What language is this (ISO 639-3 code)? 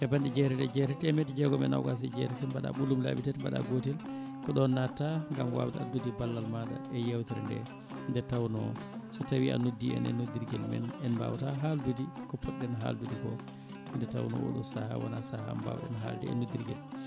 ful